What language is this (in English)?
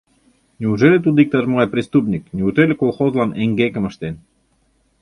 Mari